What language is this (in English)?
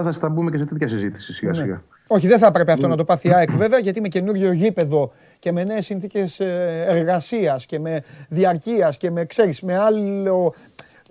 Greek